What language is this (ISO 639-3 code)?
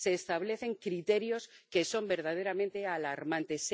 spa